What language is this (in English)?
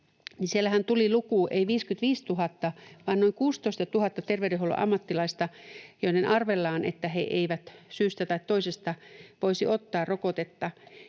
Finnish